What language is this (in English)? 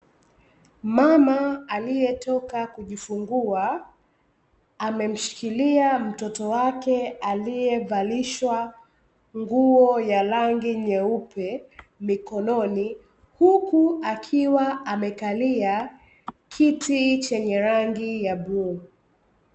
Swahili